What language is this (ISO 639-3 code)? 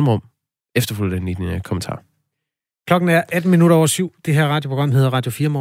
dan